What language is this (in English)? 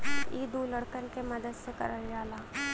Bhojpuri